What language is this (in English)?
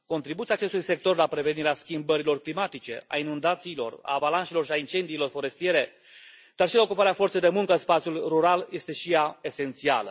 Romanian